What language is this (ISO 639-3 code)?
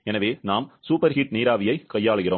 tam